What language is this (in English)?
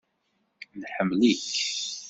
Kabyle